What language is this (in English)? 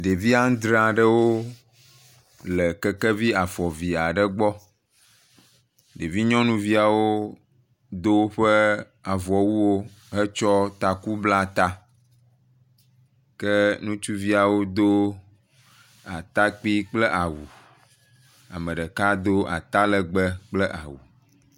Ewe